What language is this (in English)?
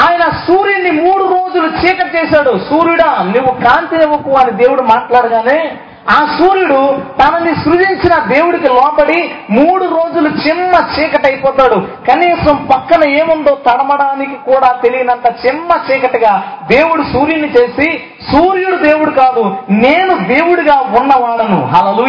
Telugu